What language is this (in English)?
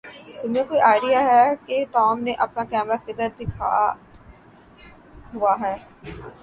Urdu